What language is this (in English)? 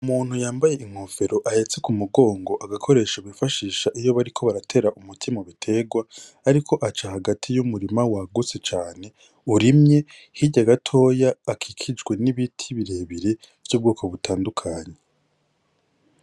Rundi